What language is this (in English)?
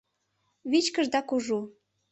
Mari